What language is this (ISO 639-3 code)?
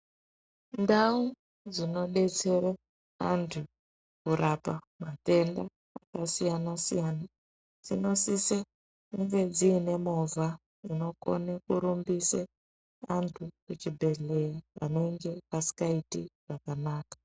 ndc